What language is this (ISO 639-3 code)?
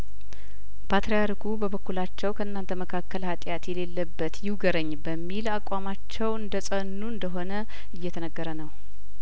amh